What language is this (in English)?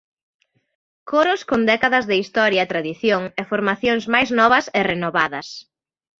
Galician